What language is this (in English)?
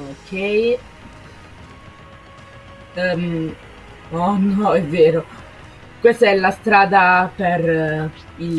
Italian